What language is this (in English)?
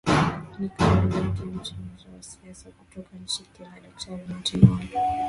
Swahili